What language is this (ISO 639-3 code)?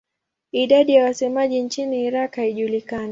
swa